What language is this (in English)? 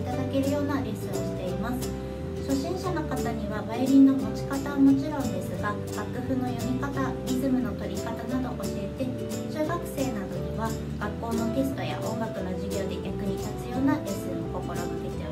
Japanese